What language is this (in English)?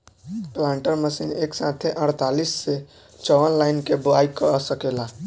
Bhojpuri